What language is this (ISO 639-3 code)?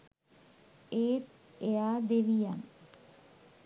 sin